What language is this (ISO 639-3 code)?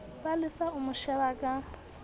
sot